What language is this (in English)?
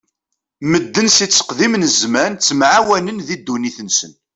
Kabyle